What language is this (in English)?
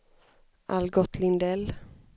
Swedish